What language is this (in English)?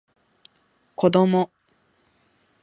Japanese